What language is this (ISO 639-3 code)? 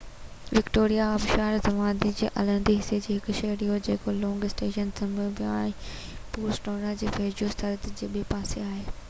snd